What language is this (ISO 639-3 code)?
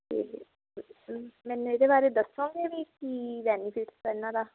pan